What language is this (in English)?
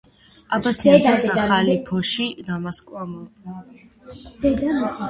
Georgian